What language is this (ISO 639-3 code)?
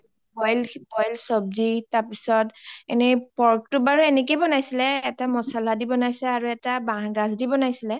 asm